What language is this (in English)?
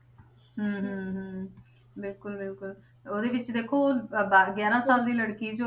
Punjabi